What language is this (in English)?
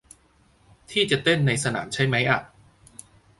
Thai